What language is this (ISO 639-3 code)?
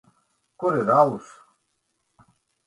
lav